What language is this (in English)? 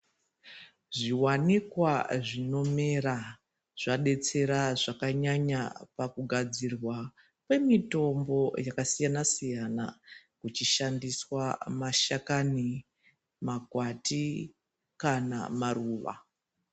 Ndau